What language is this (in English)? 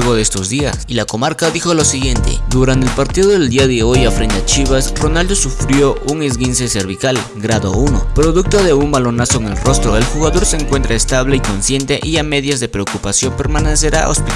Spanish